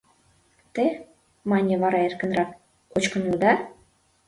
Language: Mari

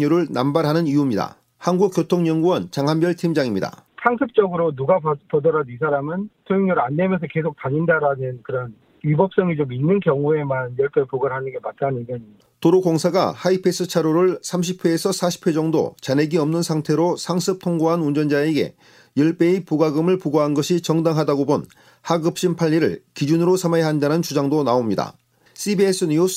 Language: Korean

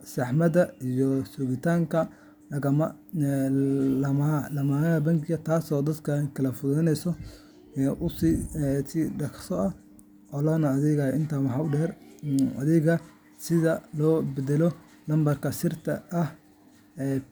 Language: Somali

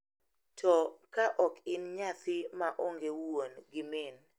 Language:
Luo (Kenya and Tanzania)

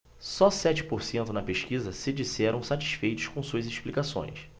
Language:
Portuguese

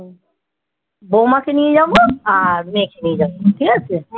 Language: Bangla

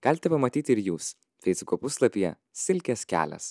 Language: Lithuanian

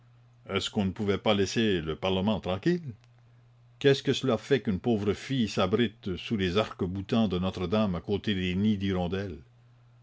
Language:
French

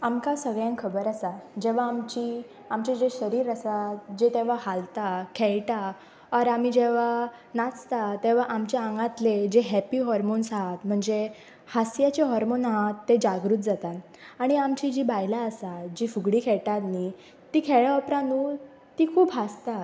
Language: Konkani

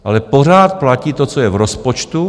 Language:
Czech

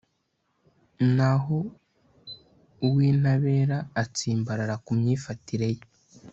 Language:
Kinyarwanda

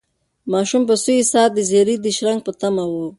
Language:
Pashto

